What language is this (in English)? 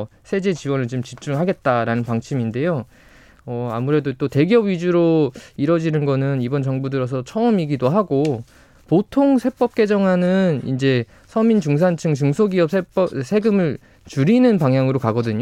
Korean